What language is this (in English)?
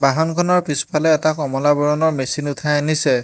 Assamese